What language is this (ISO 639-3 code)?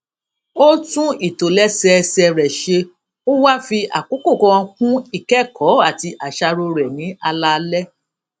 yor